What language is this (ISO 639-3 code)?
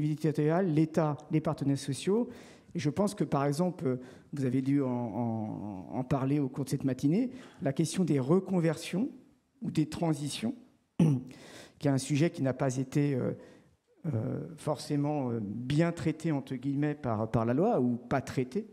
fra